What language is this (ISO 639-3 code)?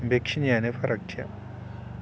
brx